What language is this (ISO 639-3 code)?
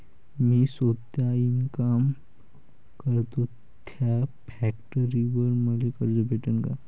mar